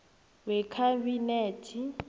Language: South Ndebele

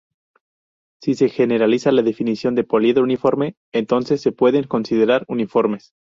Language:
Spanish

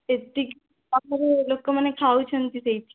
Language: Odia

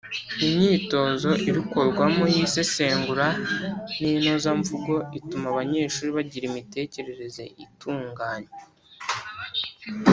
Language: Kinyarwanda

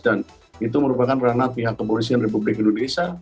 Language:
Indonesian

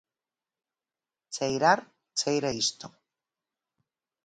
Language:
Galician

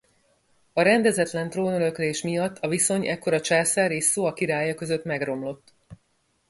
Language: Hungarian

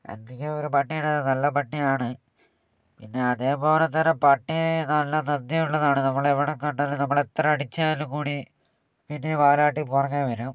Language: Malayalam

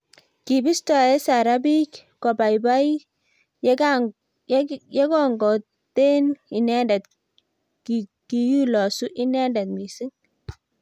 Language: Kalenjin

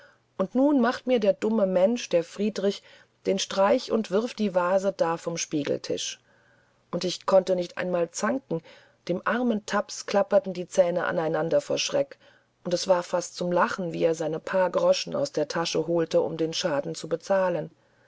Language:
German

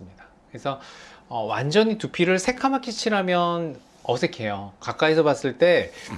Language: Korean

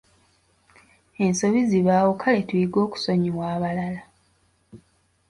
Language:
Ganda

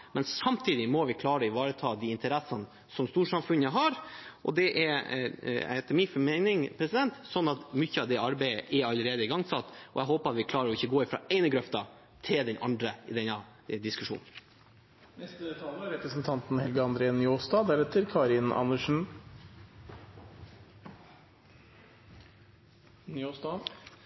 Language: Norwegian Bokmål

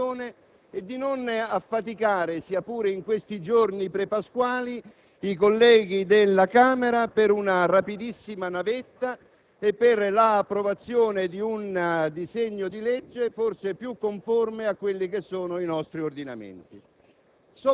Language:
Italian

